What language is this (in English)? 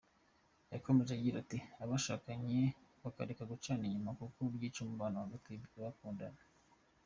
Kinyarwanda